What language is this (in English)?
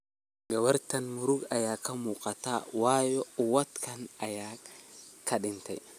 Somali